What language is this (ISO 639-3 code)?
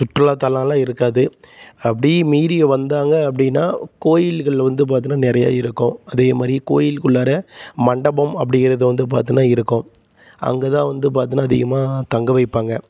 tam